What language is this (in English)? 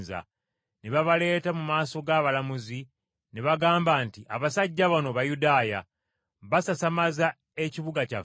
Ganda